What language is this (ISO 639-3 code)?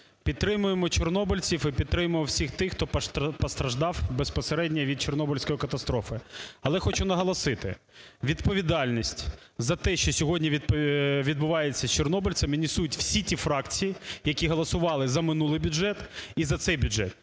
ukr